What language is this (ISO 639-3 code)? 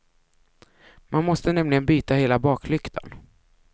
swe